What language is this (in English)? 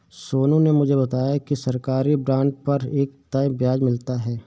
Hindi